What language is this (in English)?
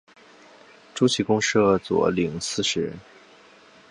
Chinese